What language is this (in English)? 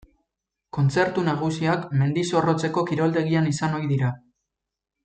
Basque